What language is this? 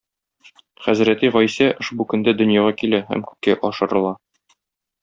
Tatar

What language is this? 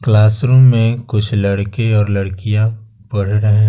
Hindi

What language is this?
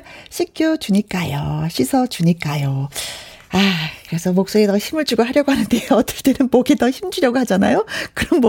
Korean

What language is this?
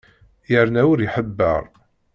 Kabyle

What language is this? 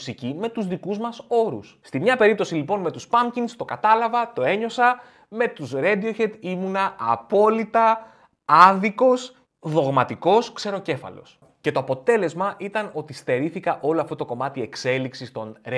Greek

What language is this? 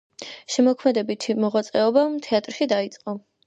Georgian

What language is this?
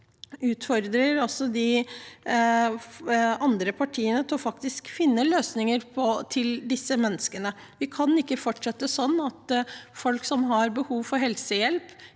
Norwegian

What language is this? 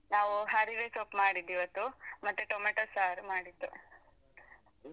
Kannada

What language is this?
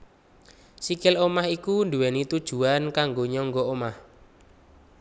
Javanese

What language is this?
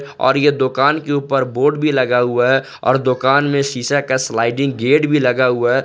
Hindi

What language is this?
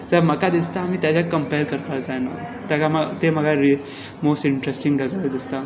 Konkani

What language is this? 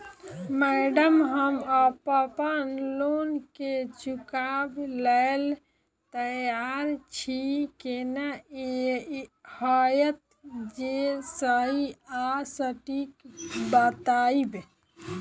Maithili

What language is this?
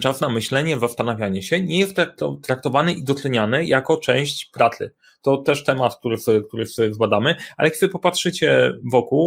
Polish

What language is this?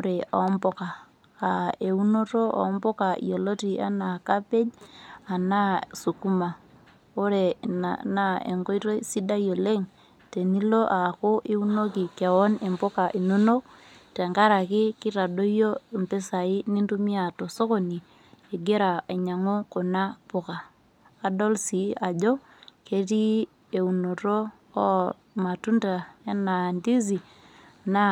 Masai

